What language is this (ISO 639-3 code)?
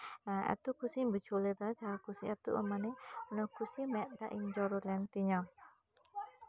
sat